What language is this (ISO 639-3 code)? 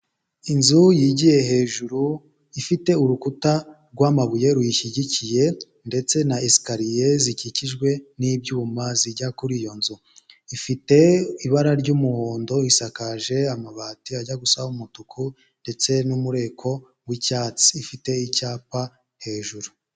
kin